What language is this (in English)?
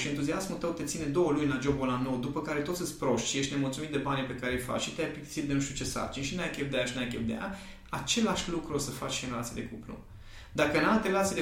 Romanian